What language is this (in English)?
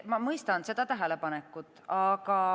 Estonian